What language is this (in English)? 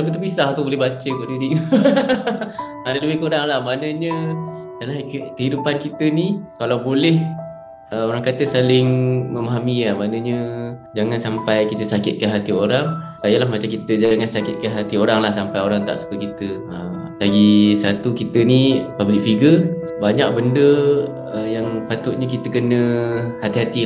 Malay